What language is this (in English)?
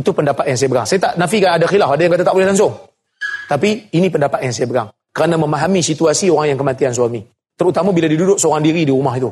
Malay